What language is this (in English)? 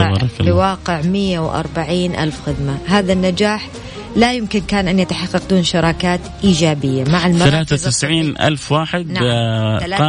Arabic